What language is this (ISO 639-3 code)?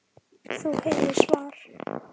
isl